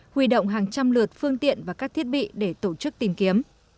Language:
Vietnamese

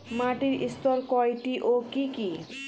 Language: Bangla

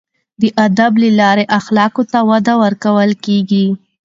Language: Pashto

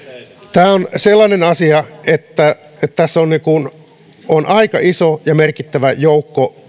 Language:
Finnish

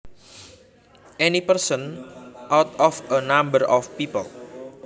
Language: Javanese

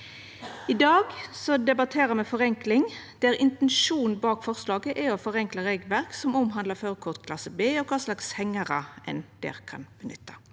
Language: Norwegian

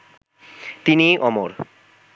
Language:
Bangla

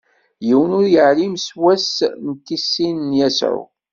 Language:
Kabyle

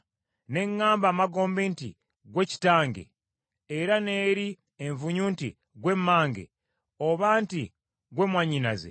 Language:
Ganda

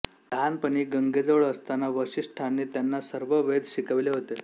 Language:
Marathi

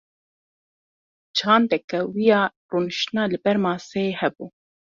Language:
Kurdish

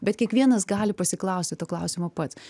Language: Lithuanian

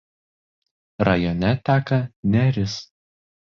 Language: Lithuanian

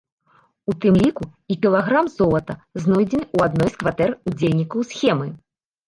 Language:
Belarusian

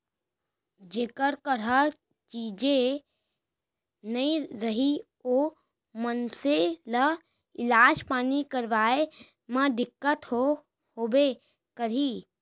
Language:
Chhattisgarhi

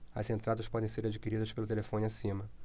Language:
Portuguese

